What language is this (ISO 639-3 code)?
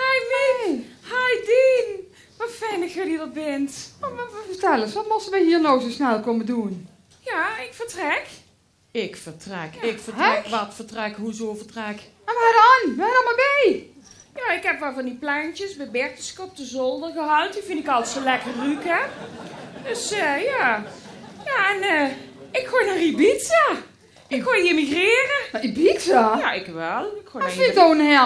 nld